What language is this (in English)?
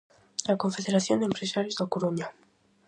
Galician